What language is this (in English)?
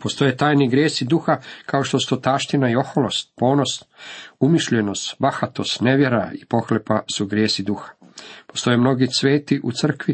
Croatian